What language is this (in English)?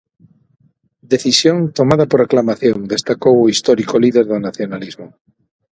Galician